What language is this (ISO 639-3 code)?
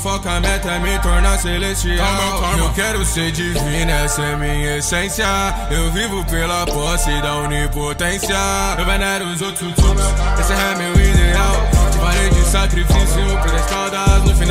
ron